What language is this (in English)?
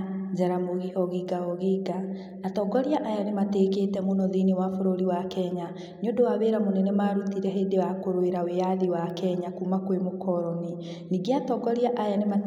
Kikuyu